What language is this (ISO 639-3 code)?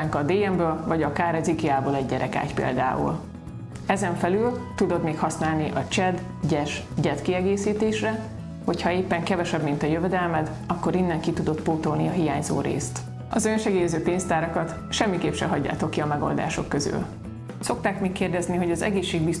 hun